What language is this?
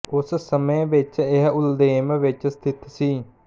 Punjabi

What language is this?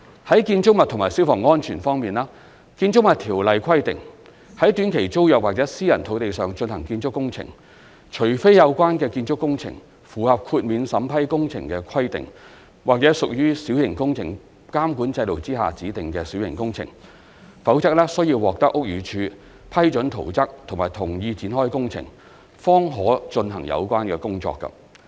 Cantonese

